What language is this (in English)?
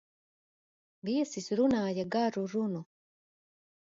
Latvian